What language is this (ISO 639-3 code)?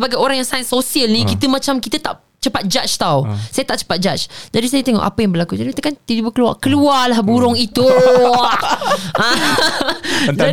msa